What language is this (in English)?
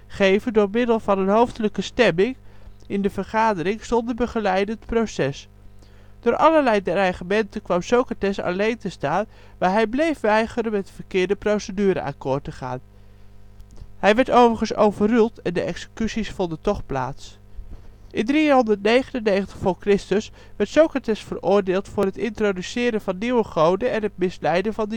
Dutch